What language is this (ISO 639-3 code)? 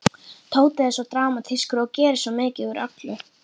isl